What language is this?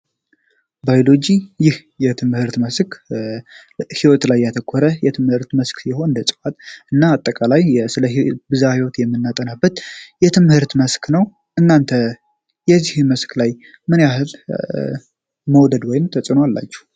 Amharic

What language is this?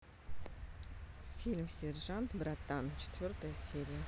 Russian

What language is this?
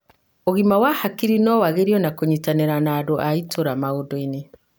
Kikuyu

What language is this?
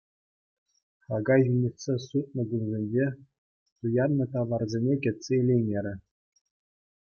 Chuvash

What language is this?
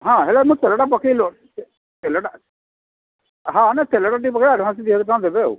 Odia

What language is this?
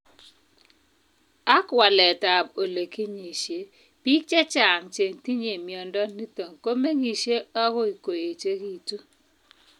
Kalenjin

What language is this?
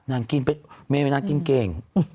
Thai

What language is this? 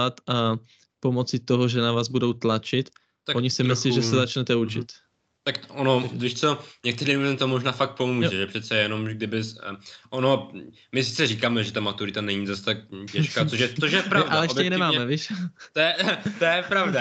Czech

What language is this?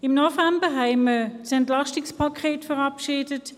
Swiss German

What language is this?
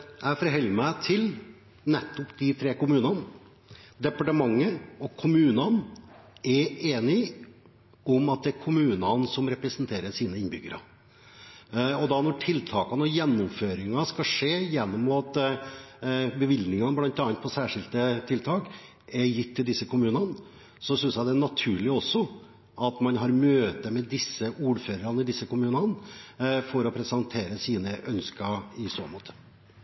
Norwegian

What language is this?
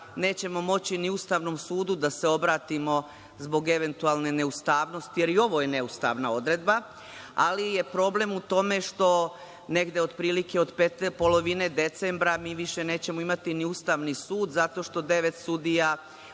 Serbian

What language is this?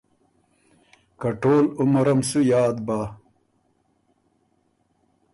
Ormuri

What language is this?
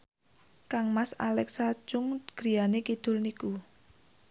Javanese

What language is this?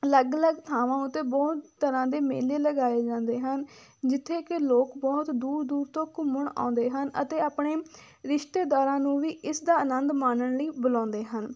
Punjabi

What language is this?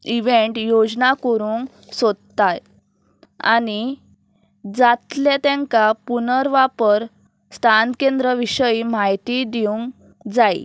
Konkani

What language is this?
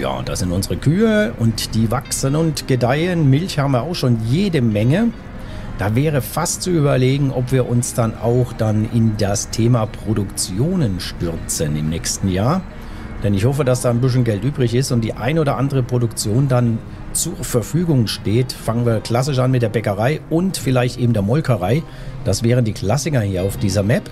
German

